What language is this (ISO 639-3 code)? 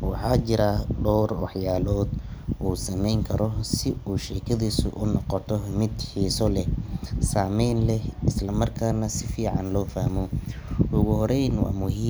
som